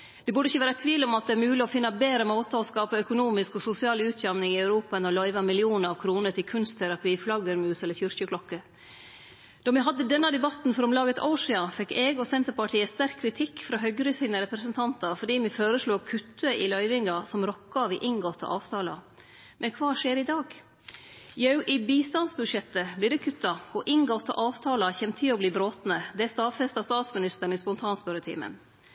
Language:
Norwegian Nynorsk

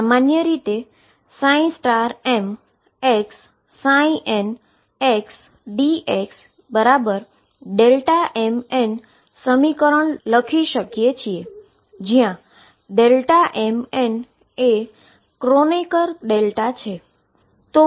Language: Gujarati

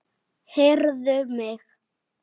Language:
Icelandic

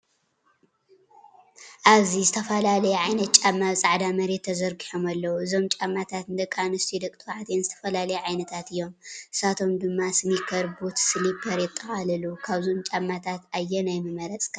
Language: Tigrinya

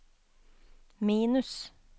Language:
Norwegian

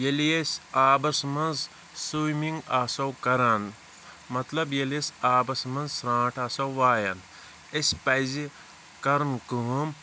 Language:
Kashmiri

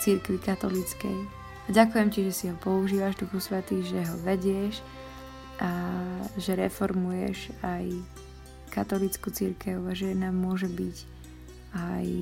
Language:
Slovak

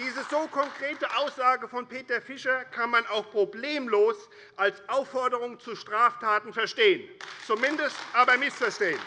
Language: German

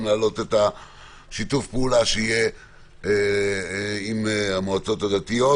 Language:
Hebrew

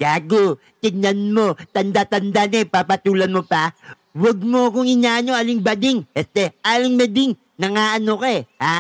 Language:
Filipino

